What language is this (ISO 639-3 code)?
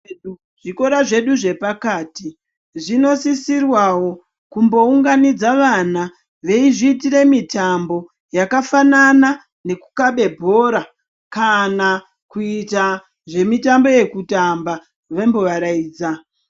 ndc